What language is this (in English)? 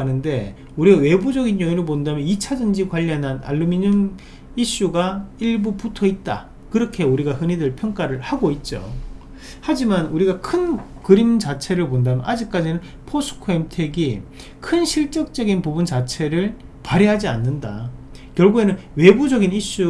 Korean